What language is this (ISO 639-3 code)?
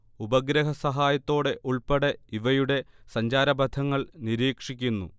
mal